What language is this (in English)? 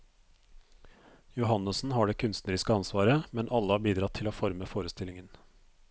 Norwegian